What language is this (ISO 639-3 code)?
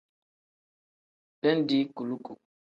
kdh